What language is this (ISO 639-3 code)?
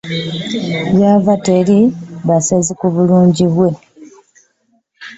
lug